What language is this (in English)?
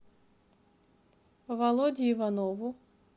Russian